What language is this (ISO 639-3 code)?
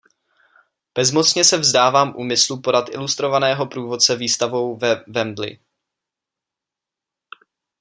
ces